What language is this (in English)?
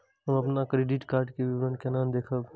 Maithili